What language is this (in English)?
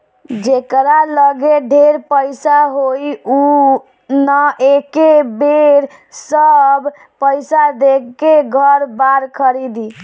Bhojpuri